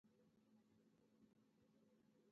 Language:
Pashto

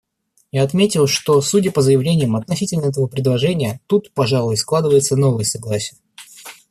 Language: Russian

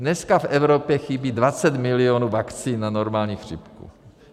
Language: Czech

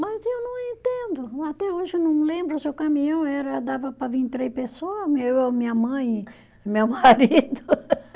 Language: Portuguese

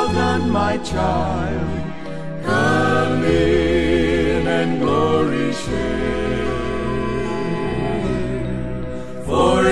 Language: Filipino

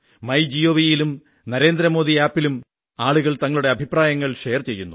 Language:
Malayalam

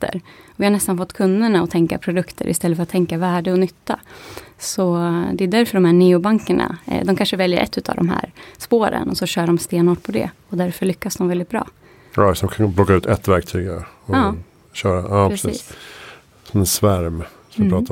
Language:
Swedish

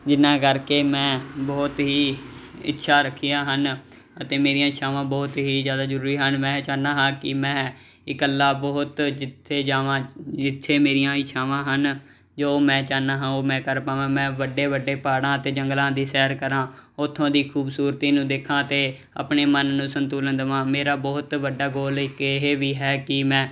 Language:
Punjabi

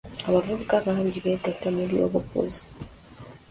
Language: Ganda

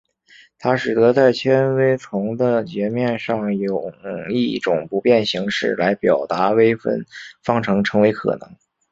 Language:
Chinese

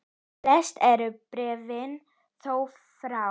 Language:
Icelandic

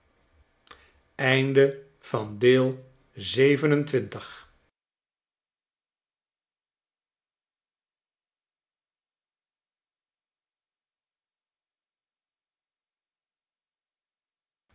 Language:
Dutch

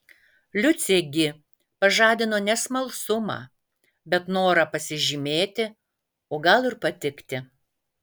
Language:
Lithuanian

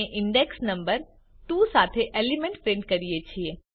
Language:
Gujarati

